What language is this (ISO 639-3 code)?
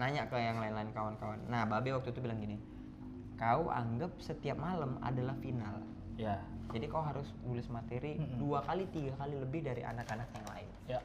ind